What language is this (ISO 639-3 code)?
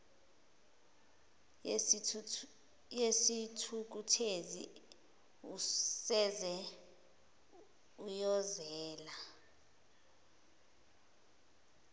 zul